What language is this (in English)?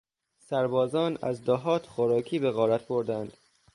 Persian